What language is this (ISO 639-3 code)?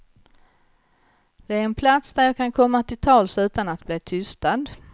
swe